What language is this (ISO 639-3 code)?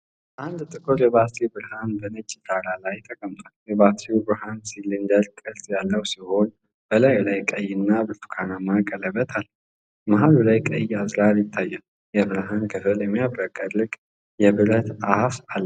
amh